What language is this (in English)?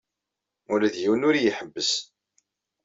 Kabyle